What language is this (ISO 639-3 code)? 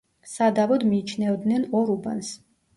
kat